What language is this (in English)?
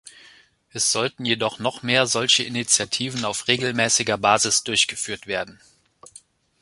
German